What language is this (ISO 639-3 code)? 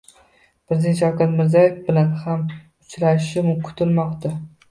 uzb